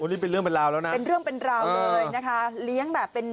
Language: Thai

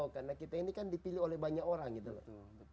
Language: Indonesian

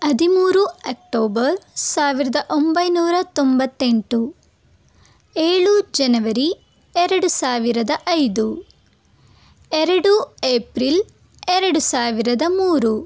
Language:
Kannada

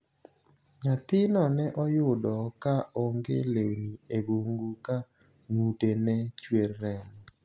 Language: Luo (Kenya and Tanzania)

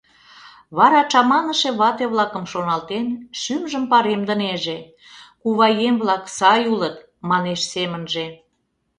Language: Mari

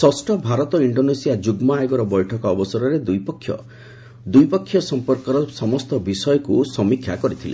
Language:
Odia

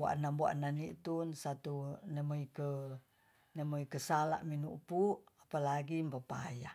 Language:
Tonsea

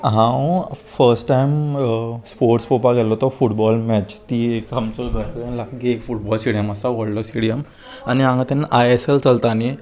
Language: Konkani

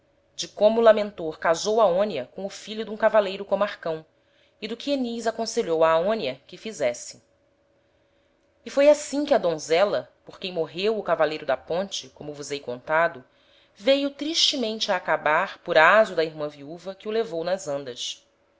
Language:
Portuguese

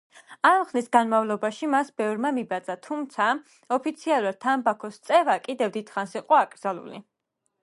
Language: Georgian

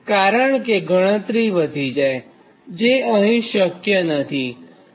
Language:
Gujarati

